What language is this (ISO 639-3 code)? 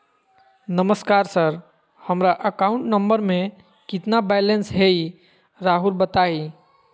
mag